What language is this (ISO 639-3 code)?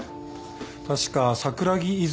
jpn